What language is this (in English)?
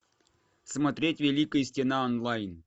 Russian